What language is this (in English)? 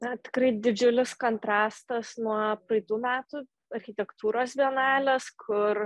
Lithuanian